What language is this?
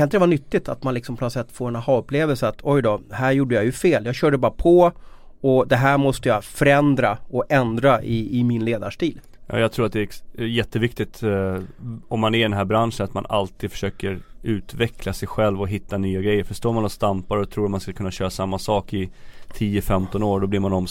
Swedish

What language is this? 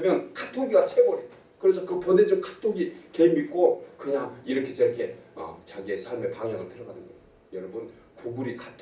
Korean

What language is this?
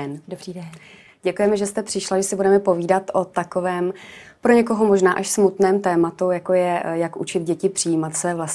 Czech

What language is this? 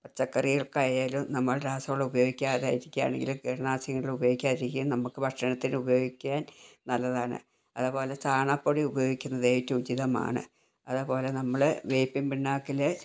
Malayalam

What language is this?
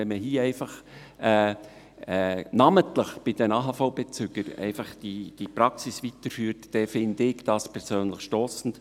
Swiss German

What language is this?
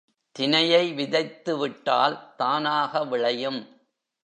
Tamil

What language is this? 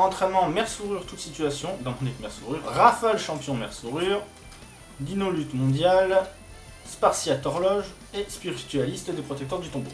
French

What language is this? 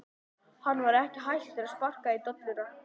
Icelandic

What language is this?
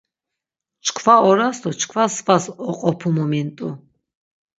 Laz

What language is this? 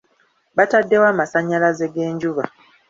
Ganda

